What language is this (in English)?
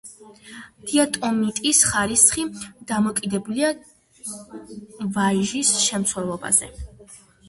Georgian